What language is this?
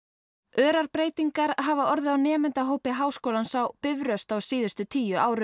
Icelandic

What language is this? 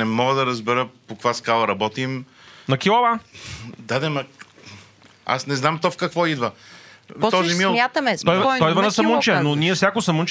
Bulgarian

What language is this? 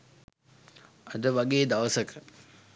Sinhala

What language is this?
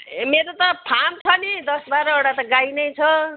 Nepali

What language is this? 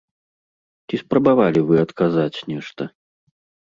Belarusian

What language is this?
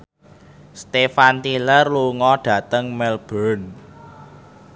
Javanese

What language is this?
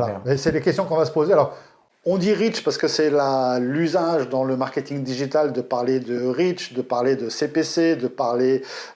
French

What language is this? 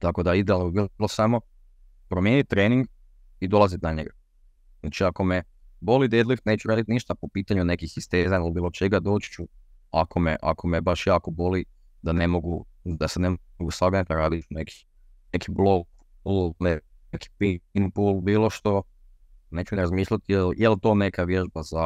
Croatian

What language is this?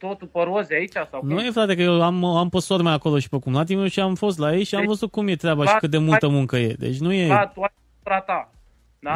Romanian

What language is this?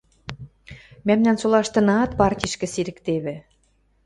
Western Mari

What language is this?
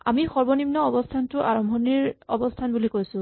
Assamese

